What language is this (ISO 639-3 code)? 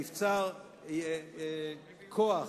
heb